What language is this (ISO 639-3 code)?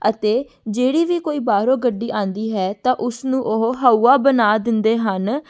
pan